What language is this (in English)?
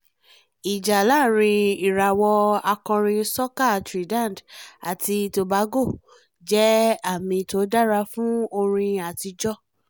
Yoruba